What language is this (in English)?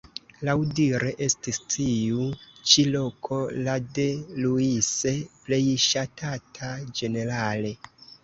Esperanto